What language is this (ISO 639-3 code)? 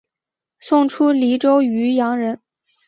zho